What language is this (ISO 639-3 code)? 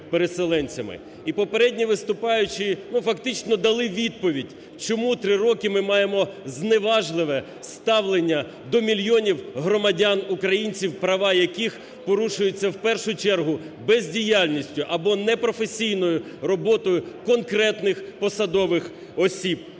ukr